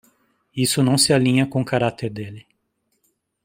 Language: Portuguese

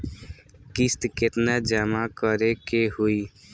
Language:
Bhojpuri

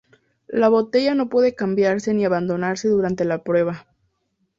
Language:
Spanish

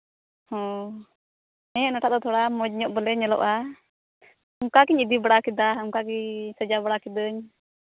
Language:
Santali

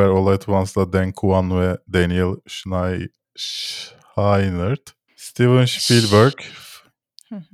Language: Turkish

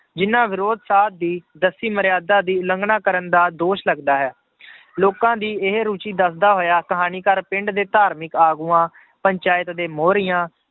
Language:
Punjabi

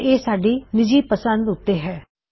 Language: Punjabi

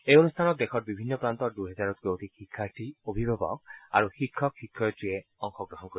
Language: Assamese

